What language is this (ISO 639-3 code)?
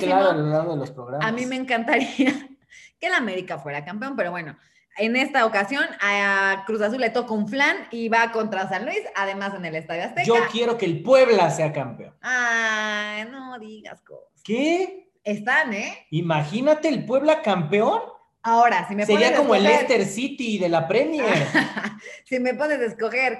spa